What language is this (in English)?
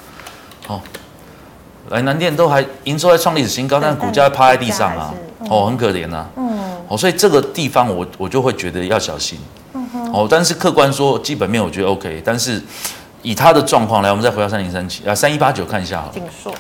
Chinese